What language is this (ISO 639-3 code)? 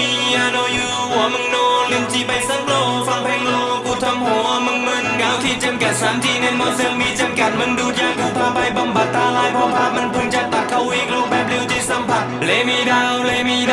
tha